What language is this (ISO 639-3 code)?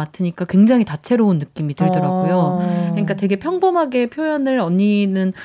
kor